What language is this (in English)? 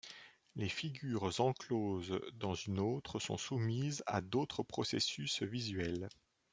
French